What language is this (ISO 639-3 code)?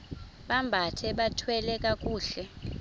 xho